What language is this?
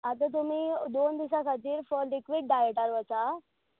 Konkani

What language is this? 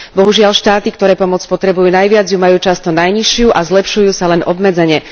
Slovak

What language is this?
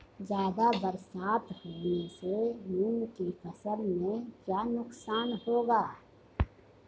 Hindi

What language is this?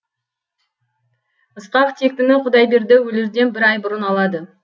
Kazakh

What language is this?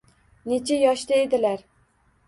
Uzbek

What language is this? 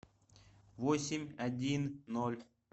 Russian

